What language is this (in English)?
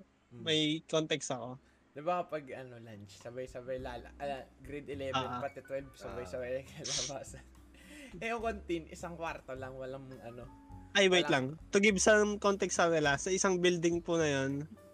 Filipino